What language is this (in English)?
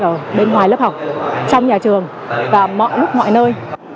Vietnamese